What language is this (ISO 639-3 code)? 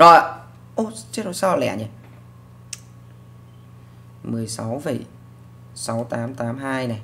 vie